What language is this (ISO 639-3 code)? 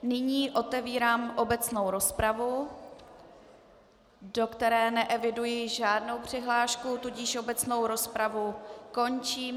ces